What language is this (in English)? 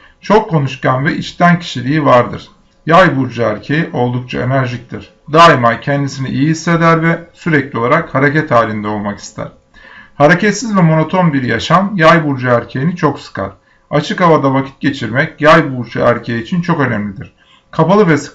Turkish